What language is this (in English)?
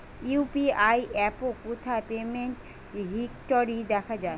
Bangla